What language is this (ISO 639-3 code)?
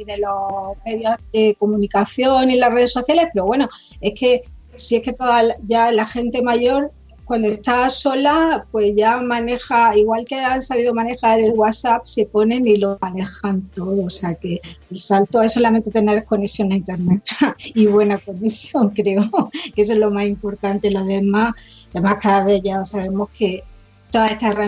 spa